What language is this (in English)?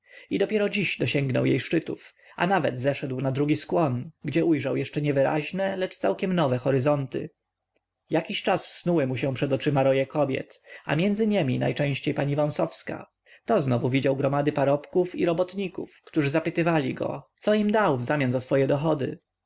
Polish